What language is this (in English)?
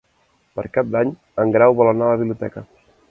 Catalan